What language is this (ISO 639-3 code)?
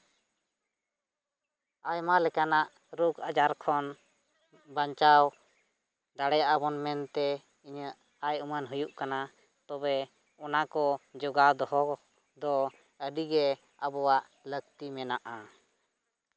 sat